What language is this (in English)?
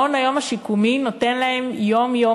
Hebrew